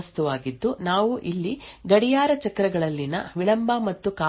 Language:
Kannada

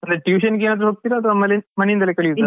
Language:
Kannada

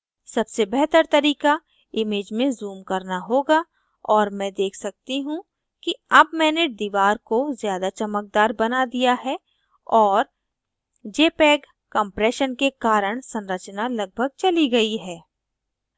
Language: Hindi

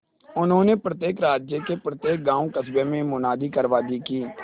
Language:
Hindi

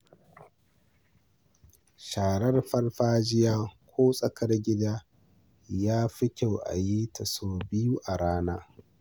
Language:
Hausa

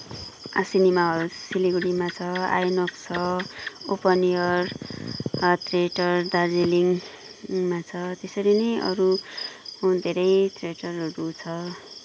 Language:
Nepali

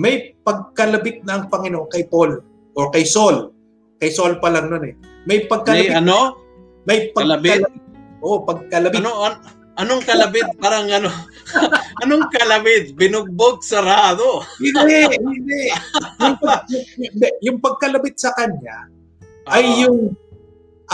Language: Filipino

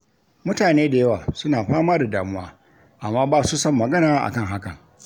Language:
Hausa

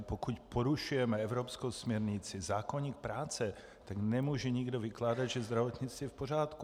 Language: Czech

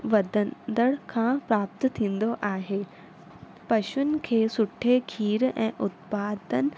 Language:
Sindhi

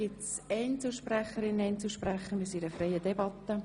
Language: Swiss German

